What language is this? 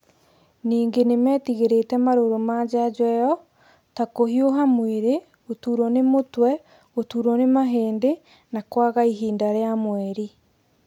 Kikuyu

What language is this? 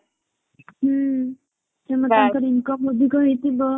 Odia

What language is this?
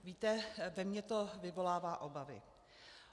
Czech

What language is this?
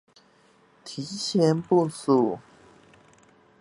Chinese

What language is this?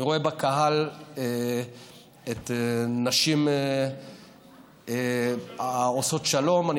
Hebrew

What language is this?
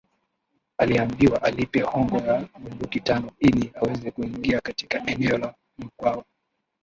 Swahili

